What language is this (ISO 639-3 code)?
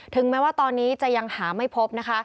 tha